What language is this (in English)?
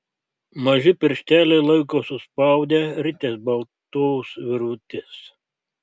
Lithuanian